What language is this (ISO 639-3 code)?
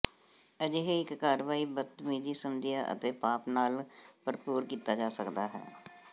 pan